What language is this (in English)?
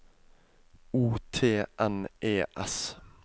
Norwegian